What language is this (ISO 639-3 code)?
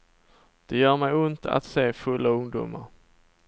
swe